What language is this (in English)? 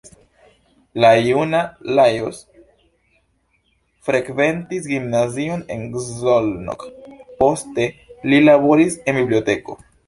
Esperanto